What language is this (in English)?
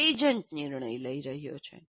Gujarati